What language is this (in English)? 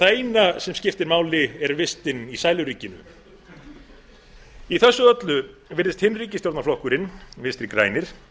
Icelandic